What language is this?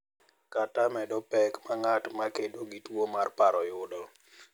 Luo (Kenya and Tanzania)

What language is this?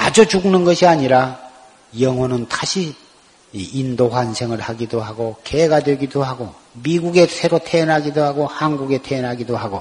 Korean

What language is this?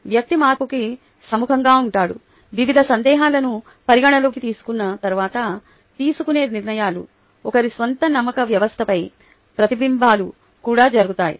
Telugu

